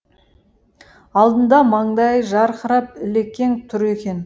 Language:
Kazakh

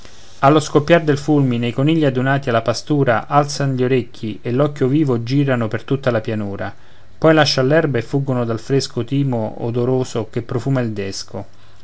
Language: Italian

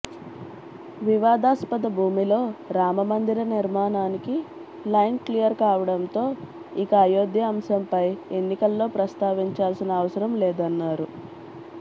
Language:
Telugu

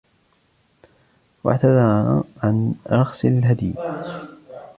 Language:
Arabic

